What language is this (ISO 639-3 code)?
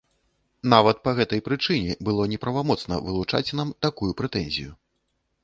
bel